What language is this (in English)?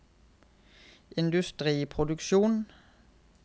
Norwegian